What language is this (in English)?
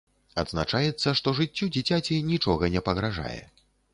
Belarusian